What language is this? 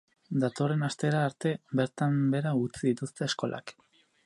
Basque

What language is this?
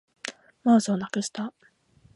Japanese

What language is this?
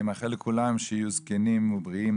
Hebrew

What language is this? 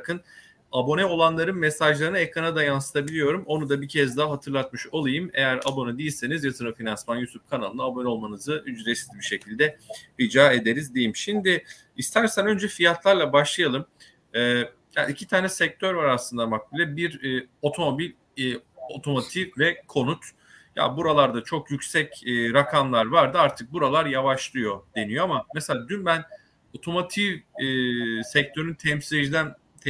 Turkish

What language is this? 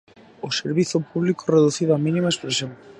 Galician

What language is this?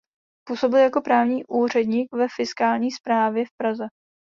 Czech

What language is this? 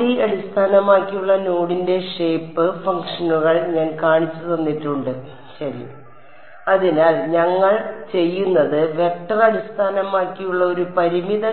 Malayalam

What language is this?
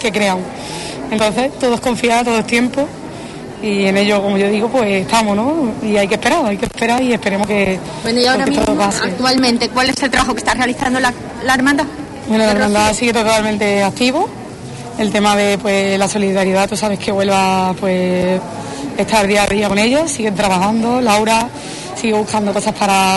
Spanish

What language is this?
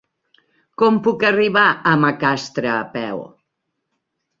Catalan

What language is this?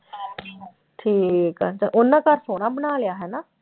Punjabi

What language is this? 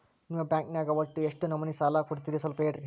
Kannada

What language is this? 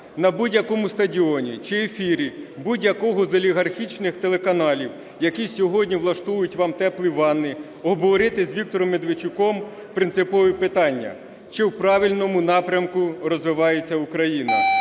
Ukrainian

